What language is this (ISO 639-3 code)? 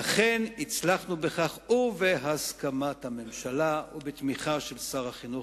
heb